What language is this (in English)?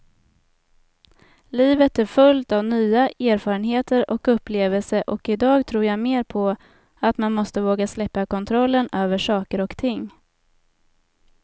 Swedish